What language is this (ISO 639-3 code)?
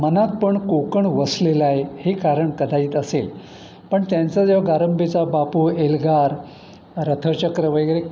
mar